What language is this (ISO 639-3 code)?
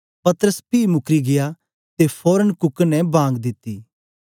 doi